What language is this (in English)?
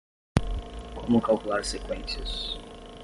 Portuguese